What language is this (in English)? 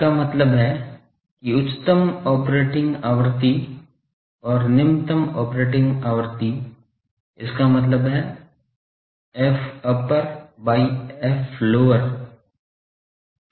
Hindi